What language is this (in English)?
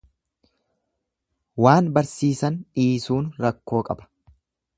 Oromo